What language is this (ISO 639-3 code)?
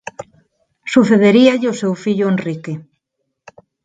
glg